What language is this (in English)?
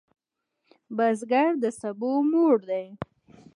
Pashto